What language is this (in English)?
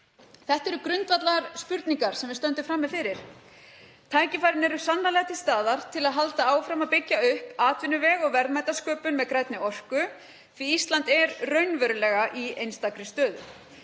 Icelandic